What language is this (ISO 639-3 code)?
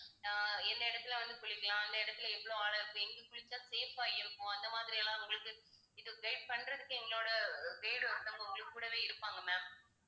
tam